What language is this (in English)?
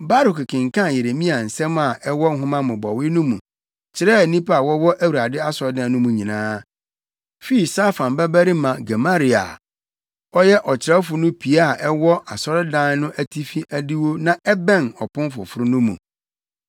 Akan